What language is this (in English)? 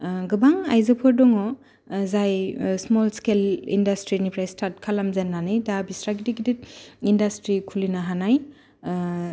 Bodo